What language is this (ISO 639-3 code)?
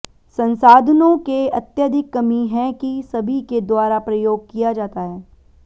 hin